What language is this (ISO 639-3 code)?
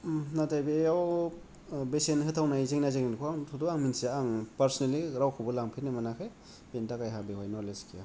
brx